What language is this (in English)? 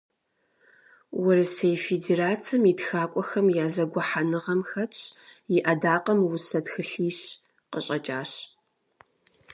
Kabardian